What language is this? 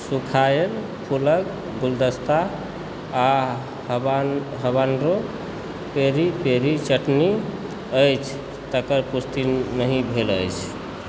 Maithili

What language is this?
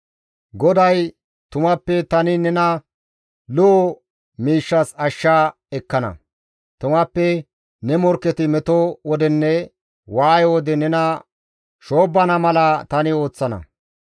Gamo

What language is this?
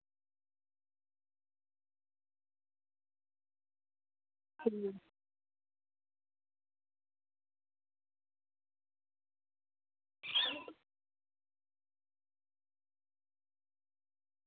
Dogri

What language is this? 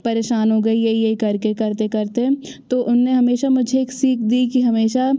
Hindi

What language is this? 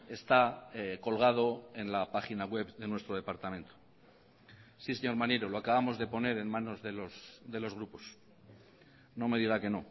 Spanish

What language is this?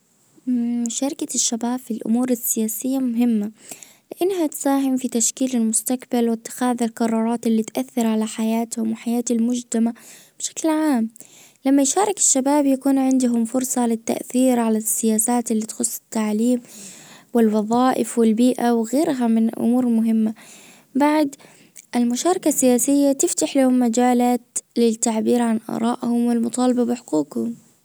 Najdi Arabic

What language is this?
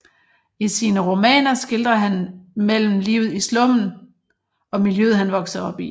Danish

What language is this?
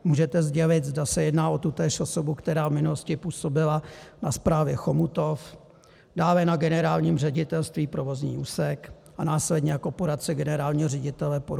Czech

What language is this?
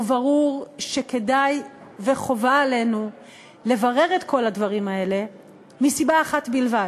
Hebrew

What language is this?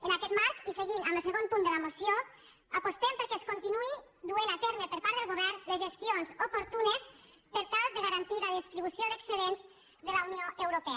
Catalan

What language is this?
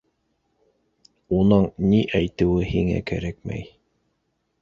Bashkir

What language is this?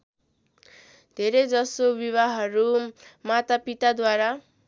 Nepali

